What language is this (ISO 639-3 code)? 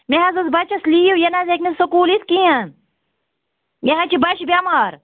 kas